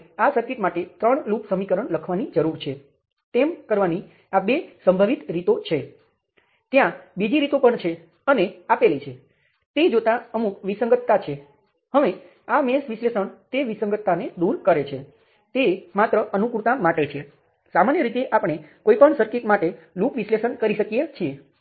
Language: Gujarati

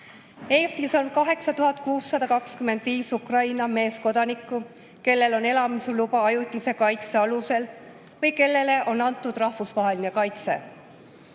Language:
Estonian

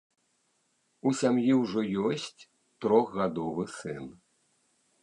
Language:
Belarusian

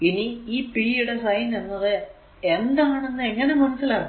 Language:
Malayalam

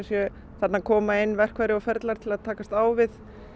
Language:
Icelandic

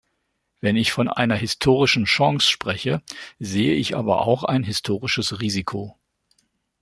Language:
German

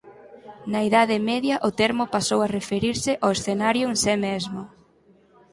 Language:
Galician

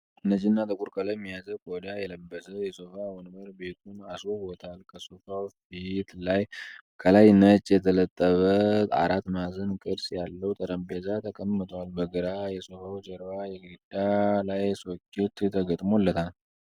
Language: Amharic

